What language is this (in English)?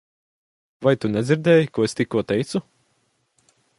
Latvian